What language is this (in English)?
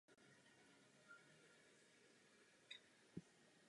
Czech